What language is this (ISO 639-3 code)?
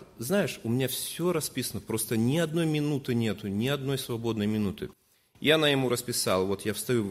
rus